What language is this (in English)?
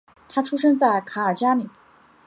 Chinese